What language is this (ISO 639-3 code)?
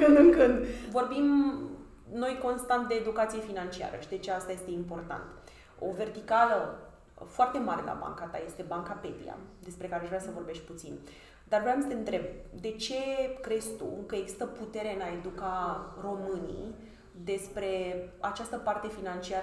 ron